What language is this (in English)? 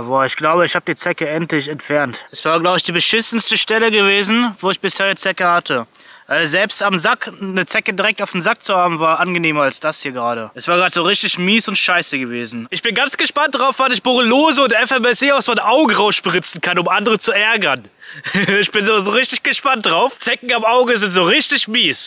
German